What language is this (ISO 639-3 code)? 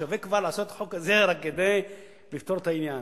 heb